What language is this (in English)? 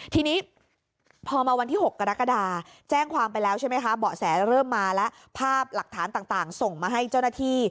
Thai